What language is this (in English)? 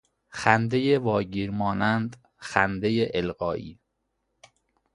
Persian